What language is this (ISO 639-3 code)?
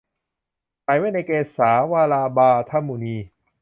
tha